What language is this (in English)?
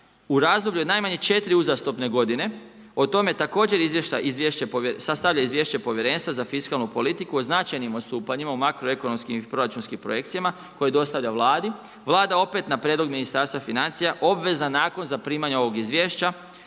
Croatian